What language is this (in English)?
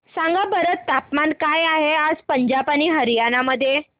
Marathi